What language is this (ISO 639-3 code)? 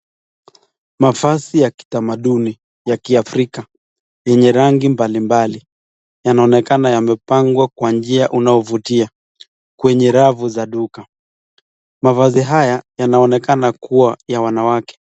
swa